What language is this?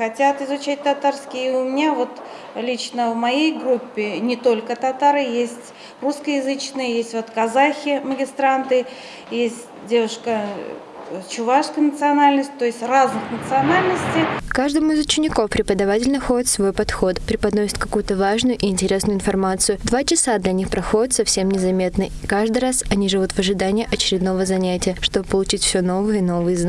Russian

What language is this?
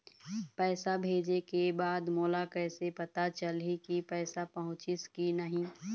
Chhattisgarhi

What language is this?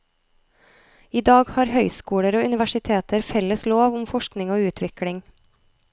Norwegian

